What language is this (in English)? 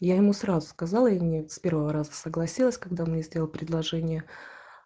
Russian